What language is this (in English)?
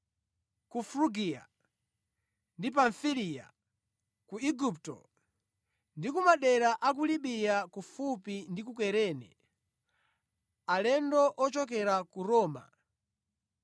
Nyanja